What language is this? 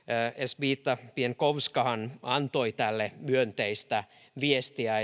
Finnish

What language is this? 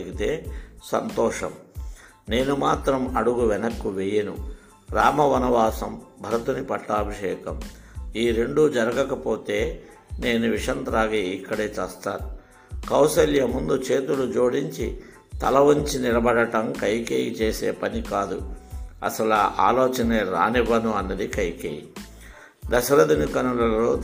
Telugu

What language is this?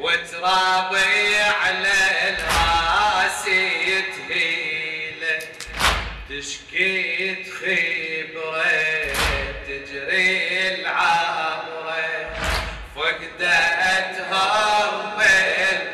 Arabic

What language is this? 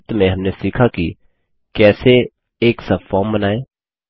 Hindi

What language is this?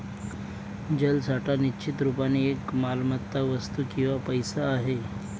Marathi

